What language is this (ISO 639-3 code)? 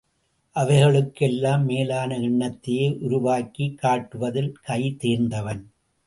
tam